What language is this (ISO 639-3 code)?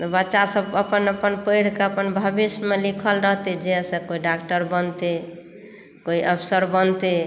mai